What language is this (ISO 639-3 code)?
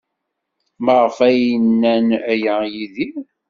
kab